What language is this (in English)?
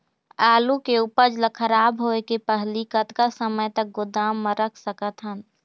Chhattisgarhi